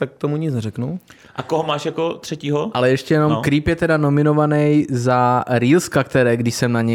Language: Czech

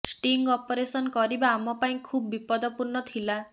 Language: Odia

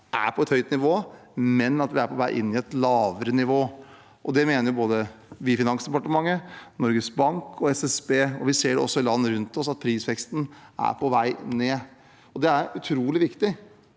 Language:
Norwegian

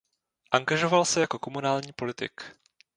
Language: Czech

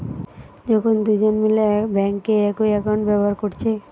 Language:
Bangla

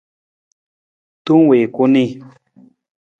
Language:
Nawdm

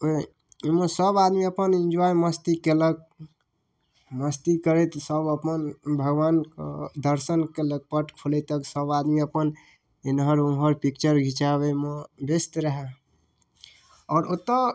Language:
Maithili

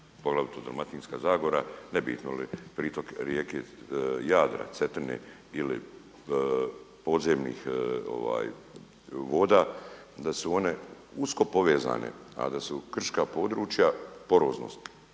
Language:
Croatian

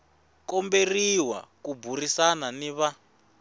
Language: Tsonga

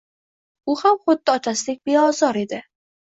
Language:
Uzbek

